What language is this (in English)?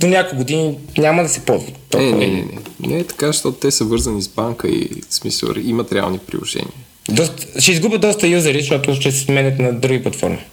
Bulgarian